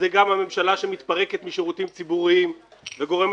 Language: Hebrew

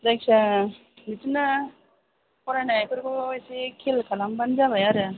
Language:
Bodo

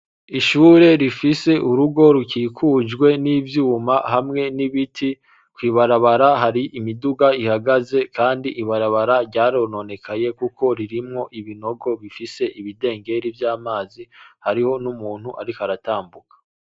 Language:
Rundi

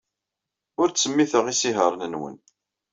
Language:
Kabyle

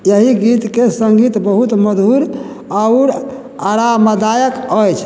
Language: Maithili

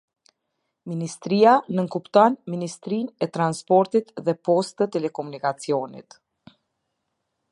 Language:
Albanian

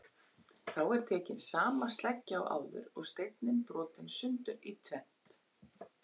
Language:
Icelandic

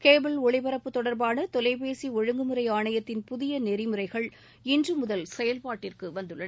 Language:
Tamil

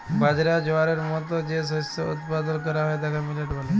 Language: Bangla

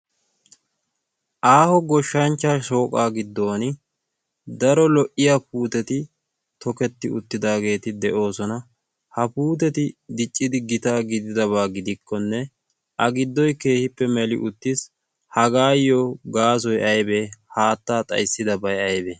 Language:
Wolaytta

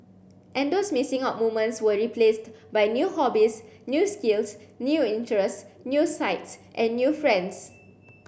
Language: English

